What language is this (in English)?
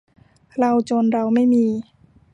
Thai